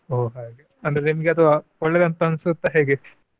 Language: Kannada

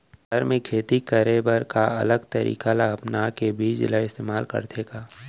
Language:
Chhattisgarhi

